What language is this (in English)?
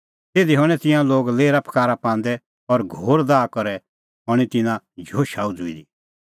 Kullu Pahari